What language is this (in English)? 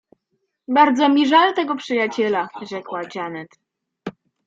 Polish